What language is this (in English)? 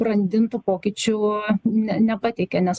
Lithuanian